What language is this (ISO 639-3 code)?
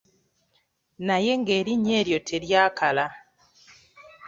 lug